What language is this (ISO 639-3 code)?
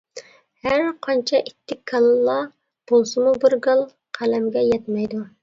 uig